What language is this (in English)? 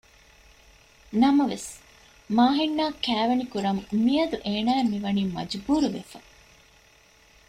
Divehi